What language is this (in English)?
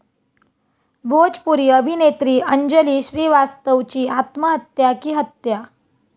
Marathi